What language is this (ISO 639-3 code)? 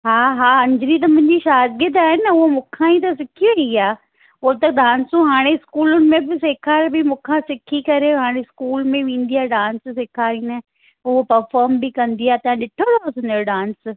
snd